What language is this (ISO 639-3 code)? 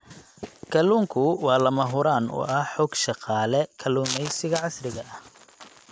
som